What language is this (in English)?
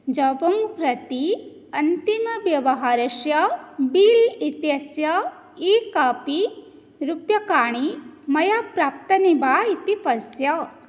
Sanskrit